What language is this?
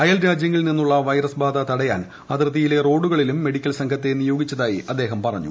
Malayalam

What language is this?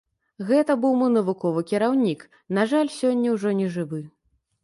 Belarusian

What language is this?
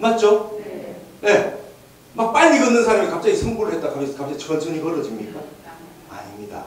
Korean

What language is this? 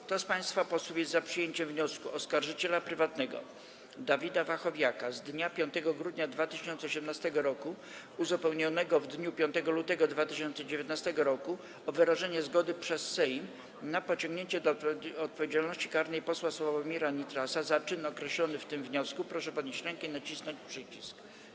Polish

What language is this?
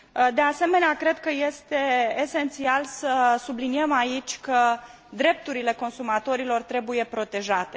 Romanian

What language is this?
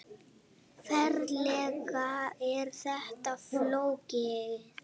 Icelandic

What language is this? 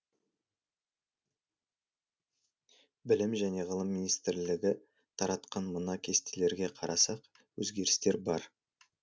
Kazakh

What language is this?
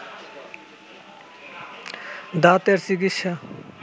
Bangla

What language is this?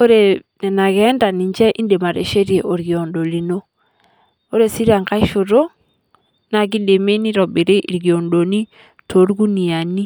Masai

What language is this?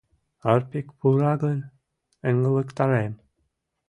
Mari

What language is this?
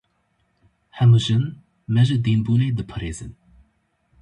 Kurdish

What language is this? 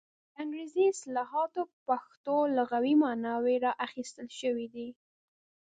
Pashto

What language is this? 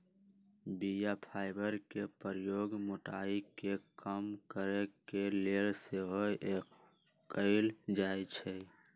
Magahi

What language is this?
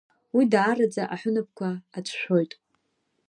Abkhazian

